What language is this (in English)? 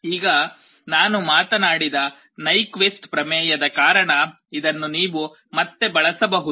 Kannada